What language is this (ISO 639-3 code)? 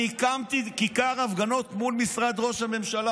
heb